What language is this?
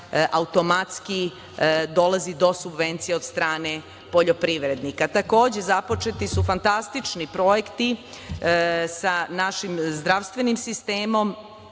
Serbian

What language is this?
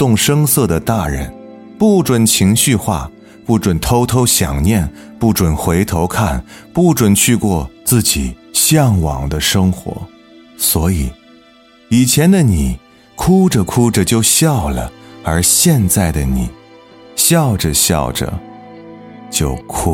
Chinese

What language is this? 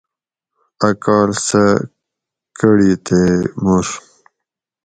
Gawri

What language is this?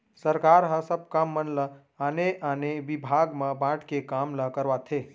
Chhattisgarhi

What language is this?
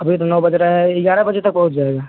Hindi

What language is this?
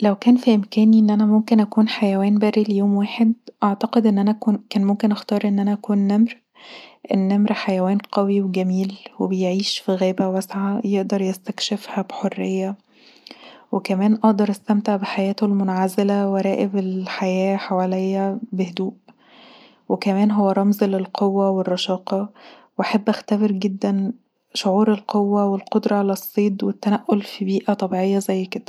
Egyptian Arabic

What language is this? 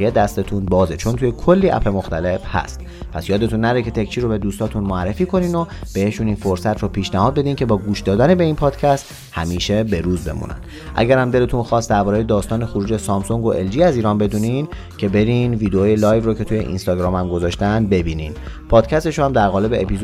Persian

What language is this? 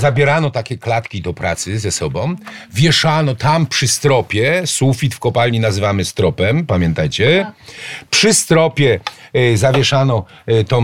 Polish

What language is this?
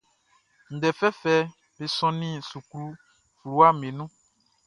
Baoulé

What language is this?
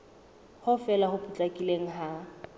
Southern Sotho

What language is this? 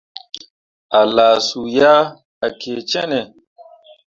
Mundang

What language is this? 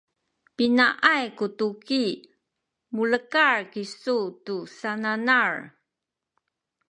Sakizaya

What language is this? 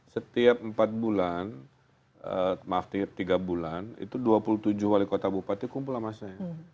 Indonesian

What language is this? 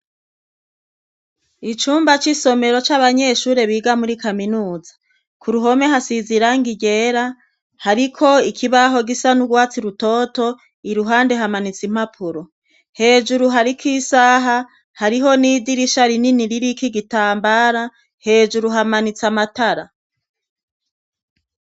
Rundi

